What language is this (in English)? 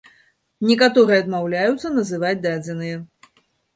Belarusian